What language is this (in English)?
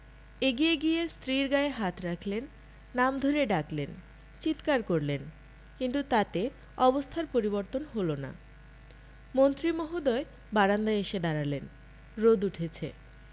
Bangla